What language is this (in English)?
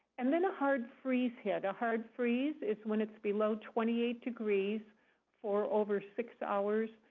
English